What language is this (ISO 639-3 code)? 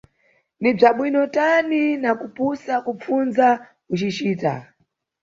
nyu